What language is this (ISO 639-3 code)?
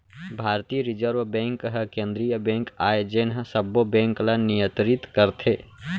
hne